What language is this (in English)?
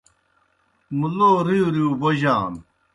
Kohistani Shina